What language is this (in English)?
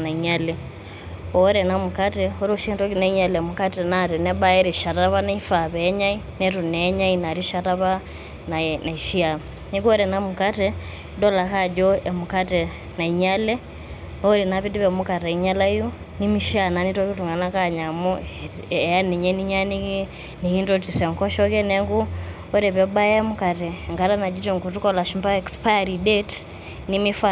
Masai